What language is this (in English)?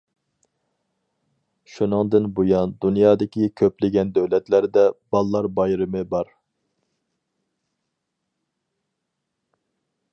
Uyghur